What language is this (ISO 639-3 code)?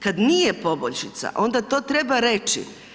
hrv